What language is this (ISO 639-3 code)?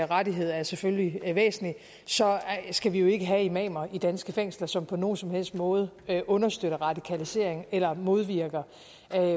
dan